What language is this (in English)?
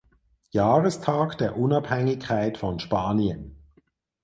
German